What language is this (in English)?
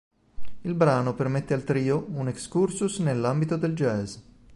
Italian